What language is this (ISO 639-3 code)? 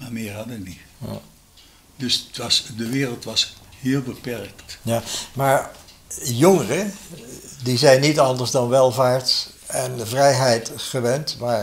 nld